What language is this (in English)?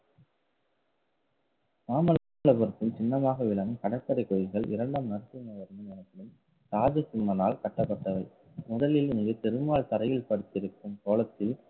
Tamil